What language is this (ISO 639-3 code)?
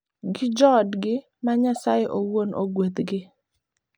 luo